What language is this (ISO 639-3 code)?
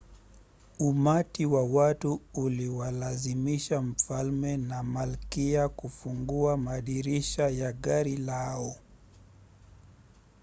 swa